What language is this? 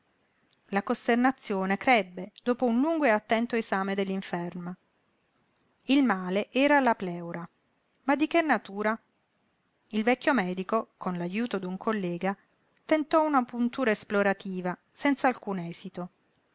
Italian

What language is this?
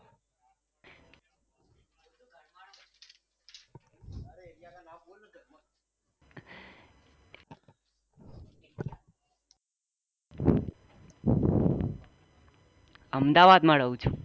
Gujarati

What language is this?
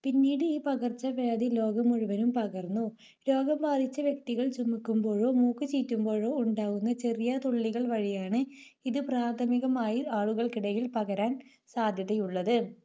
Malayalam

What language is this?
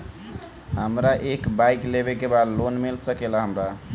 Bhojpuri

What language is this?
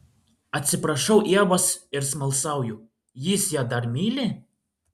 Lithuanian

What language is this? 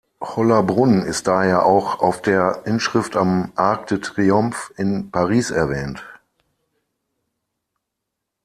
German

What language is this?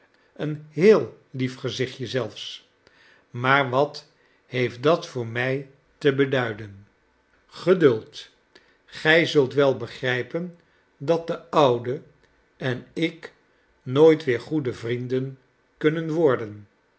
Dutch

